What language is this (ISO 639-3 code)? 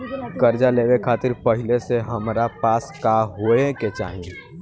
bho